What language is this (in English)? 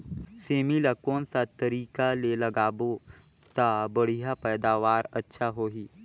Chhattisgarhi